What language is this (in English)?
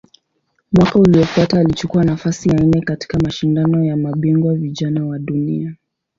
Swahili